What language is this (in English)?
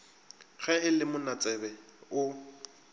Northern Sotho